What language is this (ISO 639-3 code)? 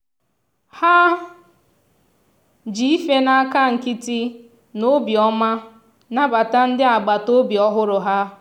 ibo